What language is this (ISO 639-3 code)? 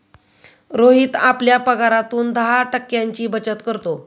mar